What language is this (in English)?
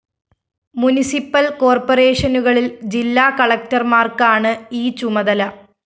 Malayalam